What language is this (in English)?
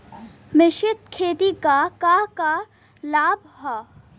Bhojpuri